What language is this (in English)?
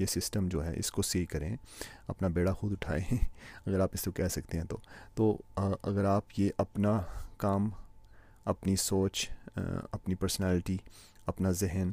Urdu